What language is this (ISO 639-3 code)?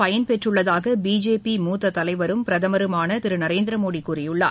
tam